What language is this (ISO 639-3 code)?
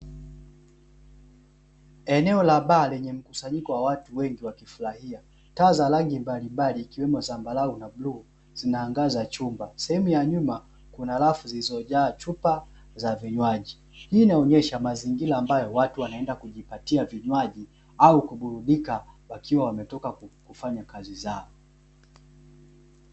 swa